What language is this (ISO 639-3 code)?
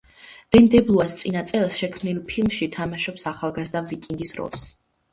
kat